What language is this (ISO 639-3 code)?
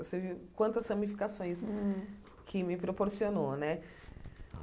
por